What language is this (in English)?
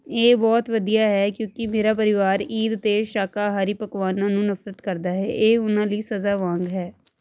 Punjabi